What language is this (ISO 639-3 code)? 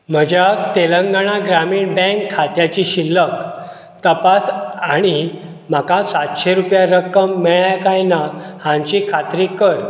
kok